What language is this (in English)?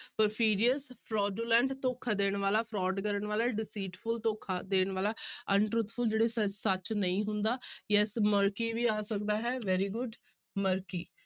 Punjabi